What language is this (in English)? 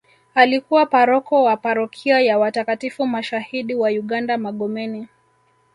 Swahili